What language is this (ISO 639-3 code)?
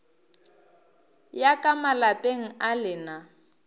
nso